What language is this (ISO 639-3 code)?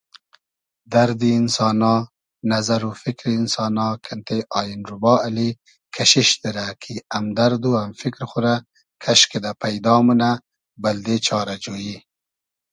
haz